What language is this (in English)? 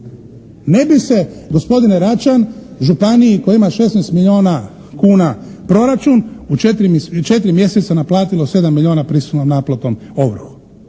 Croatian